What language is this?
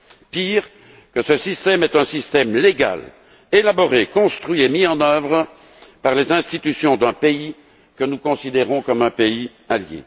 French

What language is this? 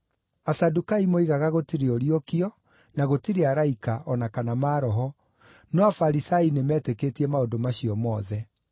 Kikuyu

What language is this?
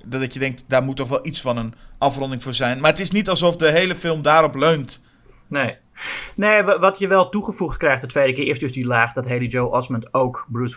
Dutch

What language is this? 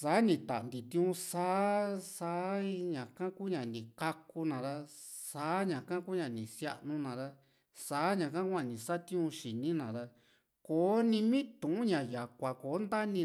Juxtlahuaca Mixtec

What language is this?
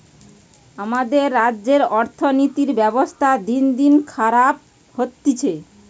Bangla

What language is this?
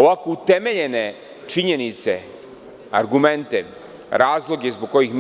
Serbian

